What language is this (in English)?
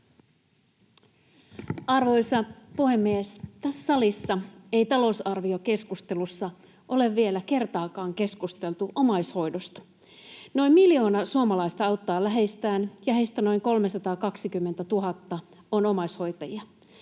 Finnish